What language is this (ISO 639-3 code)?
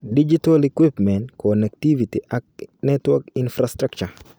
kln